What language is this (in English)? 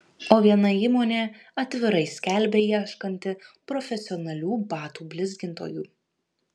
Lithuanian